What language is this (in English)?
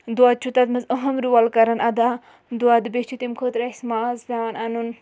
Kashmiri